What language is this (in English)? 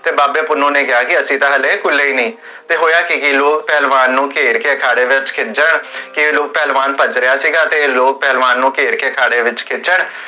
Punjabi